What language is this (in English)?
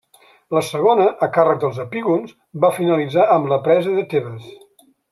Catalan